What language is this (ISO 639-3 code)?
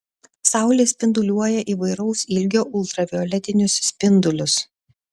lit